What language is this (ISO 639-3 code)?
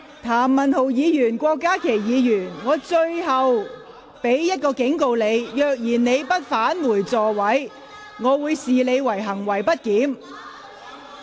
yue